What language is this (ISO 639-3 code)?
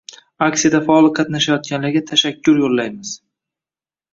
uzb